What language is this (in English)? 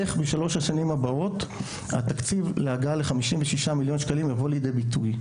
Hebrew